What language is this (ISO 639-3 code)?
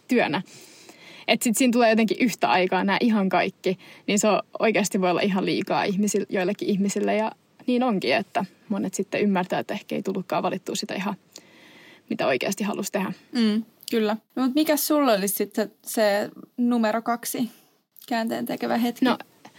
fin